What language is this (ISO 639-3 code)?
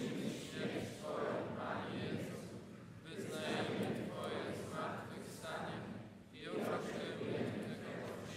pol